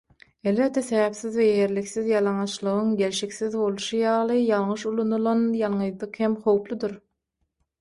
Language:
Turkmen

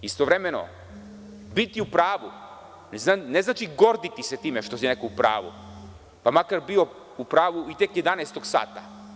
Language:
Serbian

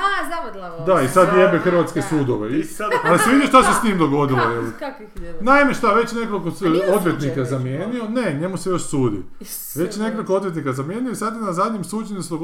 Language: Croatian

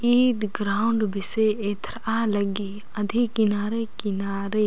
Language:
Kurukh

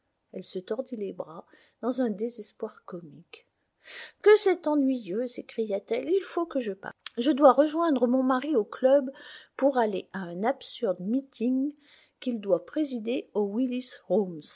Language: French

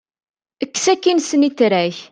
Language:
Kabyle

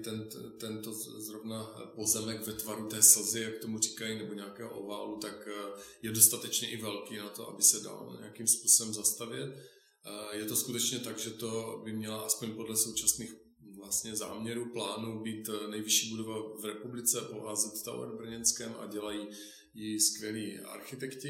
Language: Czech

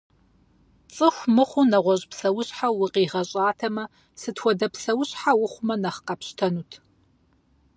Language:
Kabardian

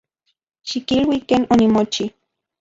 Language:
Central Puebla Nahuatl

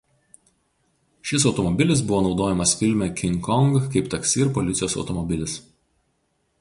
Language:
Lithuanian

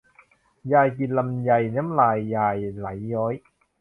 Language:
Thai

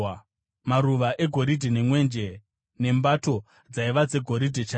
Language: Shona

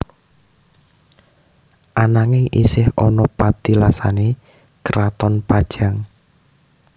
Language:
Javanese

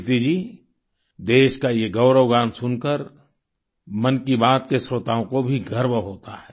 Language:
Hindi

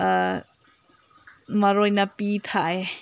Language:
Manipuri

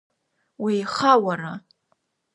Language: Abkhazian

